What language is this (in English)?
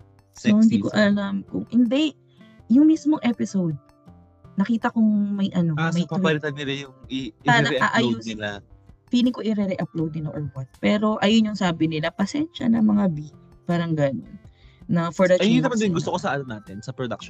Filipino